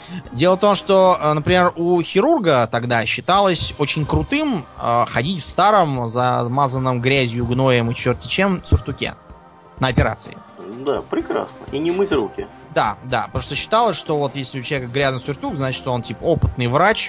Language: Russian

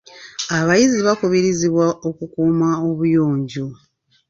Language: Ganda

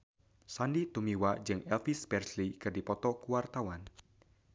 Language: Sundanese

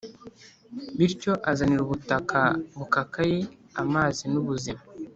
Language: Kinyarwanda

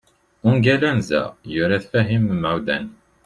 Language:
Kabyle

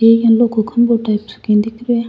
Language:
Rajasthani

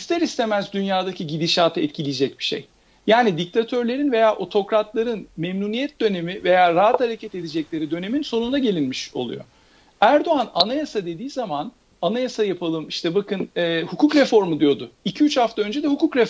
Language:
Turkish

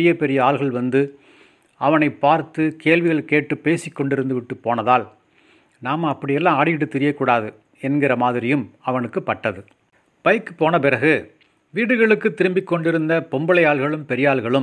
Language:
Tamil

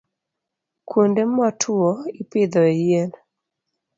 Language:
Luo (Kenya and Tanzania)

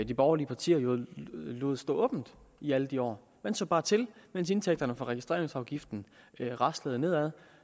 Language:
Danish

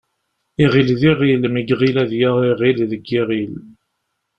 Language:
Kabyle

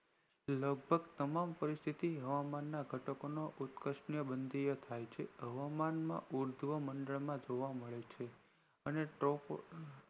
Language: Gujarati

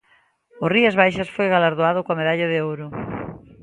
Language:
Galician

